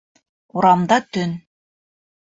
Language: Bashkir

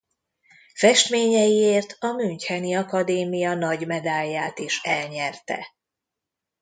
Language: Hungarian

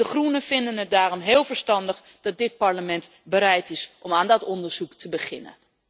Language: Dutch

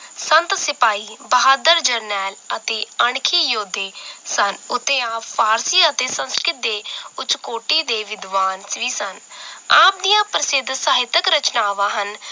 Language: Punjabi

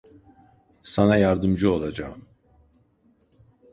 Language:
Turkish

